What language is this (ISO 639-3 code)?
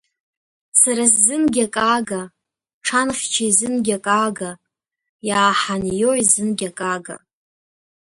abk